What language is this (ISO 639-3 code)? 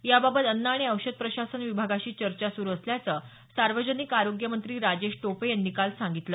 mar